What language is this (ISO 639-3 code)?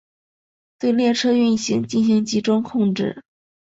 zho